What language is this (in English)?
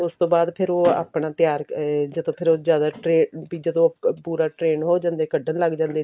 Punjabi